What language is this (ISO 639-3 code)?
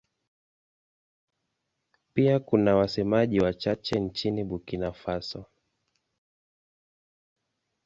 swa